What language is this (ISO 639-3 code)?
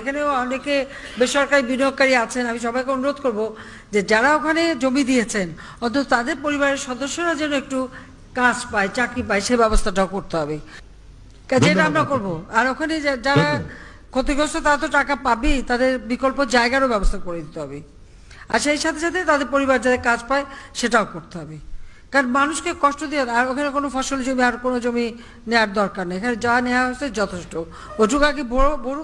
ben